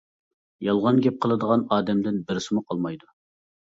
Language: Uyghur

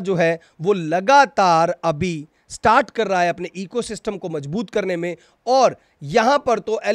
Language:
Hindi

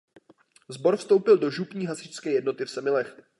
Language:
Czech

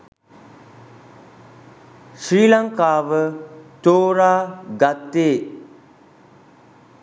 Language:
Sinhala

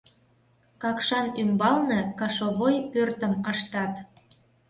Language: Mari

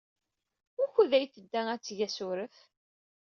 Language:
Kabyle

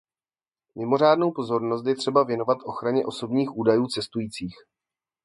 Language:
Czech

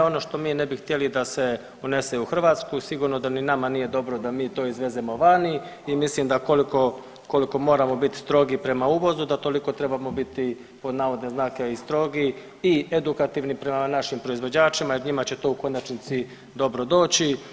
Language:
Croatian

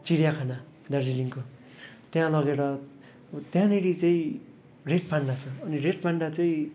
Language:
Nepali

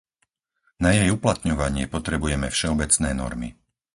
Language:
Slovak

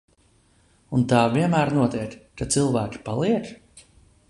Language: Latvian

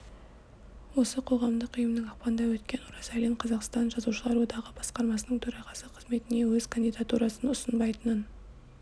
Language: Kazakh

